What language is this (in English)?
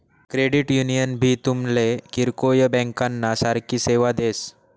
Marathi